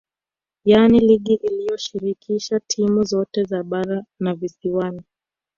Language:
Swahili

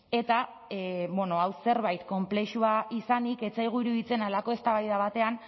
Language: Basque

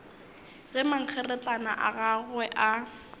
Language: Northern Sotho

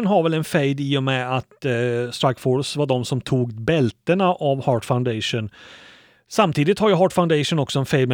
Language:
Swedish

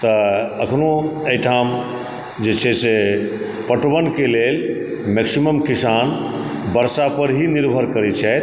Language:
Maithili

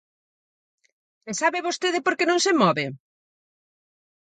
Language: Galician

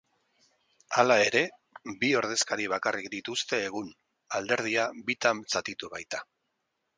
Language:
Basque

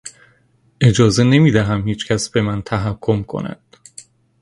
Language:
Persian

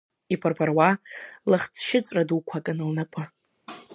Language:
Abkhazian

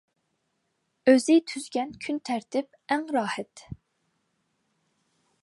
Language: Uyghur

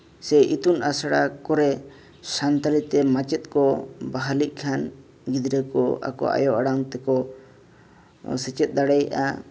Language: Santali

